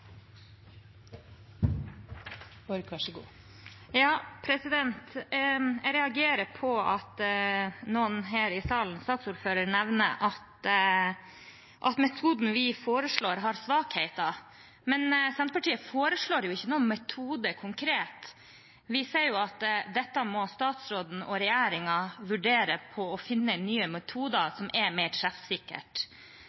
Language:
Norwegian Bokmål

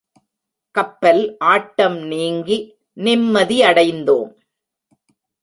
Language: Tamil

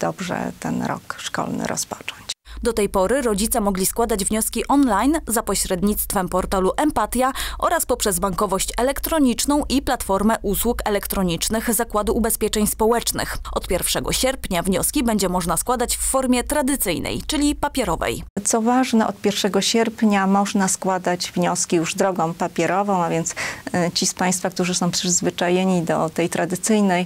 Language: Polish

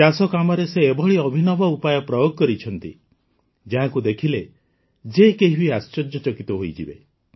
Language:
Odia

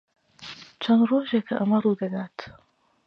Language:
Central Kurdish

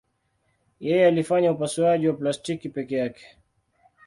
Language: Swahili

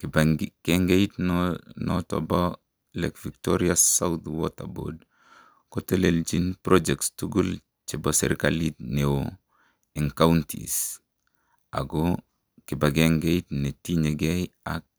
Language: Kalenjin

